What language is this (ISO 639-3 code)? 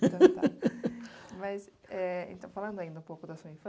por